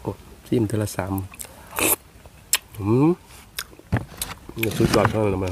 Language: Thai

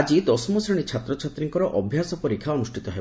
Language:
Odia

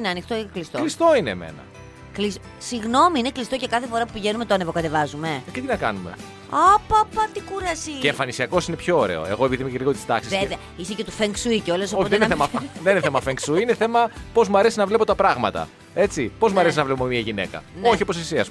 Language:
Greek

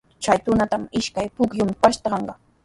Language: Sihuas Ancash Quechua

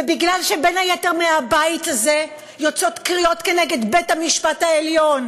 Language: Hebrew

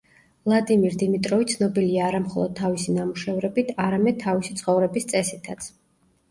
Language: Georgian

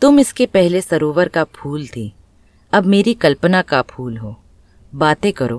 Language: Hindi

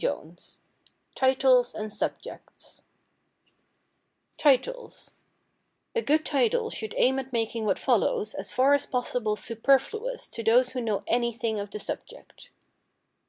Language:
English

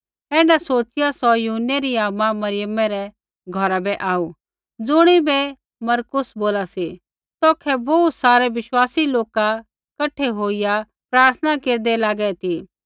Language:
Kullu Pahari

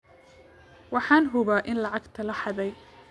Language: Somali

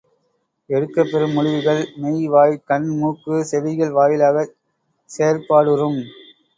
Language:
Tamil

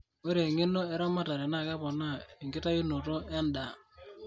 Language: Masai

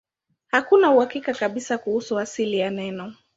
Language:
Swahili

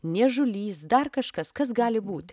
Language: Lithuanian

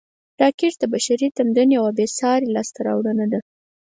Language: Pashto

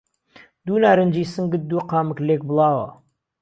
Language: Central Kurdish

